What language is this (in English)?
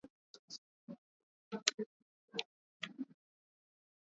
Swahili